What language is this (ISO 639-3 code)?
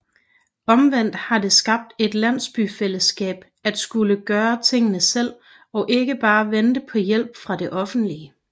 dan